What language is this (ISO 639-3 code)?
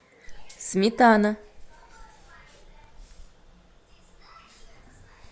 rus